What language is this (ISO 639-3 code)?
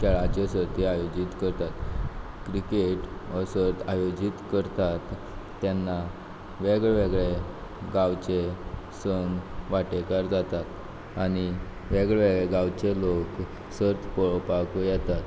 kok